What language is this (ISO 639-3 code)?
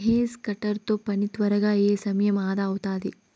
tel